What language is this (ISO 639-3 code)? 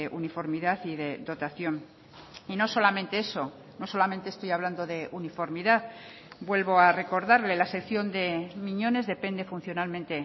spa